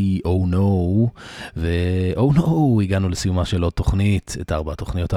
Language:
Hebrew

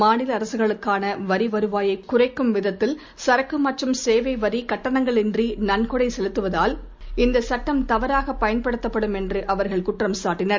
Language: Tamil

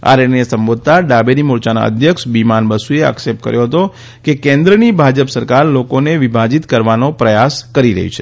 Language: Gujarati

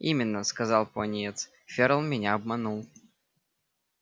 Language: Russian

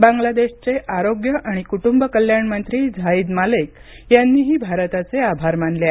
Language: Marathi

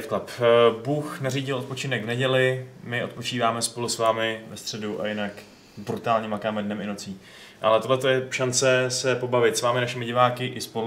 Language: Czech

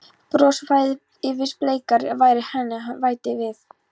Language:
Icelandic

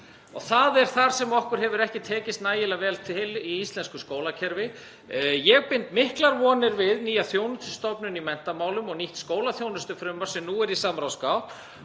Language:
Icelandic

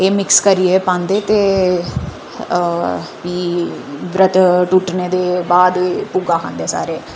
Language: Dogri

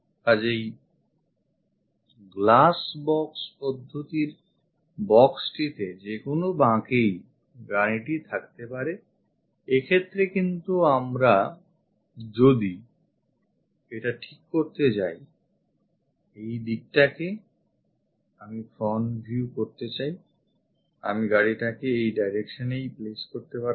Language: Bangla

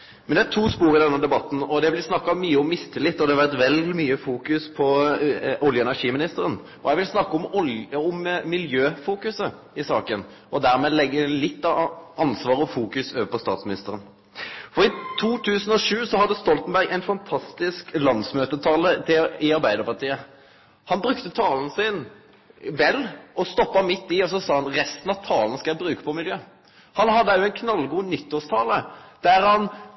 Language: Norwegian Nynorsk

